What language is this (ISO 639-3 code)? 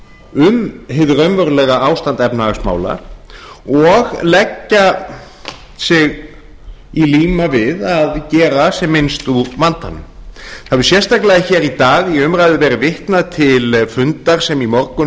isl